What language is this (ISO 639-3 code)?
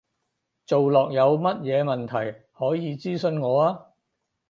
yue